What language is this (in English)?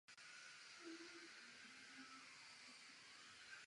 Czech